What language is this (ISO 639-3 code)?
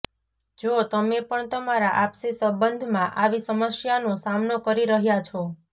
guj